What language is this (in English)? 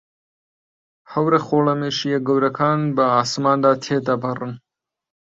Central Kurdish